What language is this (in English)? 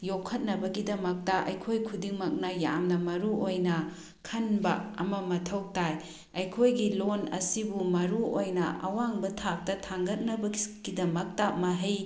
Manipuri